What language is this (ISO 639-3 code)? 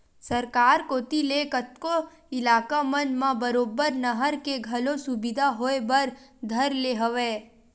hne